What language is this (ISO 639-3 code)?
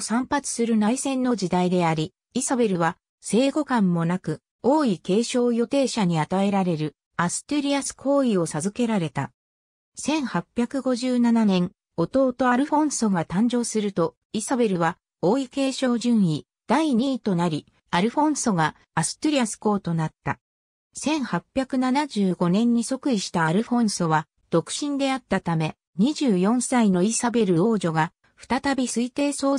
jpn